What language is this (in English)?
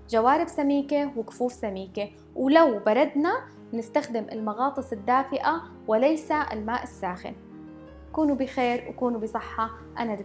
Arabic